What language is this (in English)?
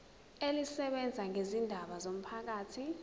Zulu